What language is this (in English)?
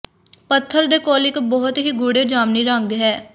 Punjabi